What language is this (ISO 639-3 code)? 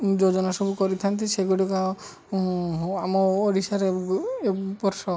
ori